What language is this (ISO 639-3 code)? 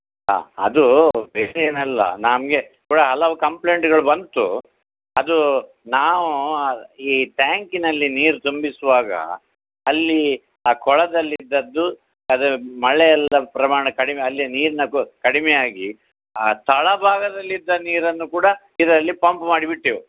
kan